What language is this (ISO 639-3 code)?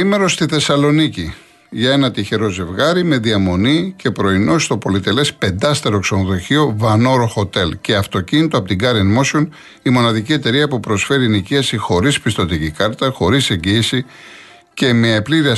ell